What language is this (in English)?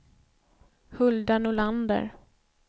Swedish